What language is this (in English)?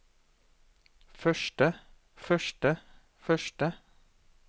Norwegian